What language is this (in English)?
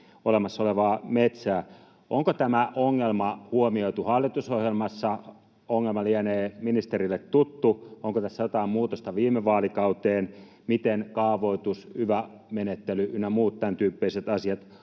Finnish